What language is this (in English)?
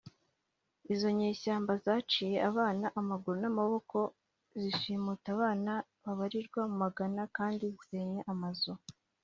Kinyarwanda